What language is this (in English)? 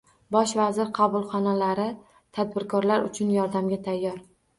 Uzbek